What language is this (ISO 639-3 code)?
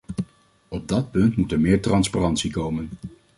nld